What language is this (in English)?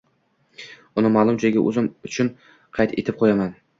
Uzbek